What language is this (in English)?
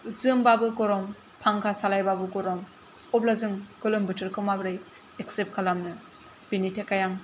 Bodo